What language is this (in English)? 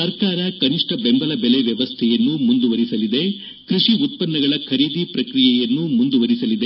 Kannada